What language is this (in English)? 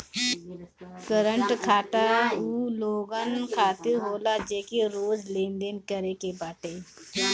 Bhojpuri